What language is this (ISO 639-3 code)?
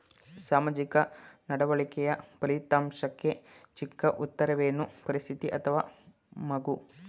kan